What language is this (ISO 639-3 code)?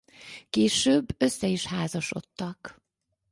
hun